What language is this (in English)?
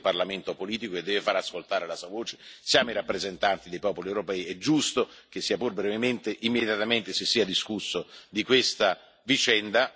Italian